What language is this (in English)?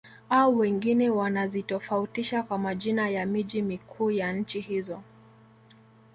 Swahili